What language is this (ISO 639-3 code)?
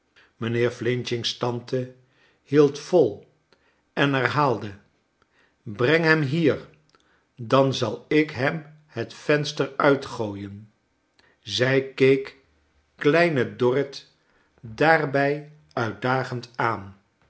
nld